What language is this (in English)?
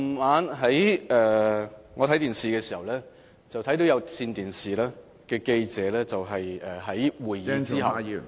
Cantonese